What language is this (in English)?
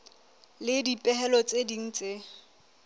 Southern Sotho